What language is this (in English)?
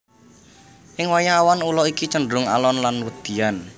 Javanese